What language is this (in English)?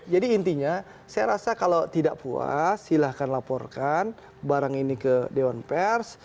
Indonesian